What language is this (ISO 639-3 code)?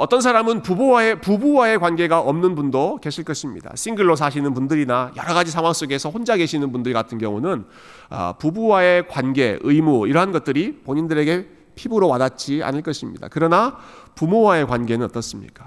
kor